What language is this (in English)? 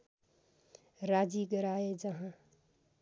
Nepali